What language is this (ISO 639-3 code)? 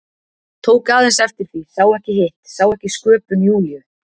isl